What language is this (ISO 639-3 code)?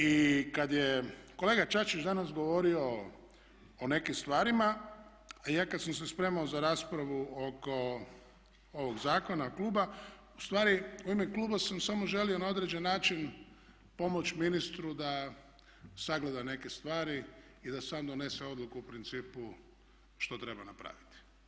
hrv